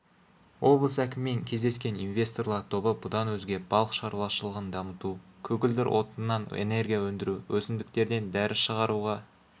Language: Kazakh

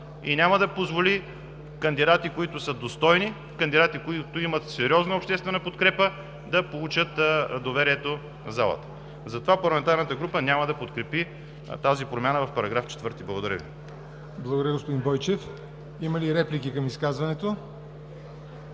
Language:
Bulgarian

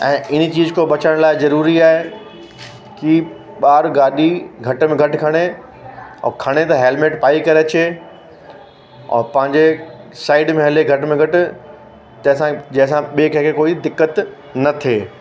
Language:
Sindhi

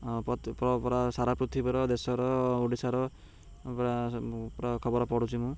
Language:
Odia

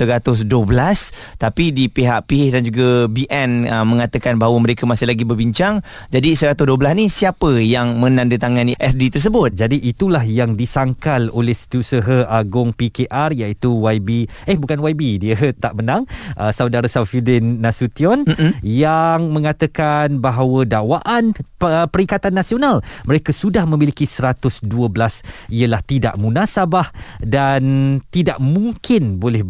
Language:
Malay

